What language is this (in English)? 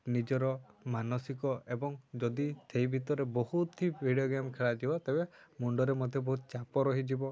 Odia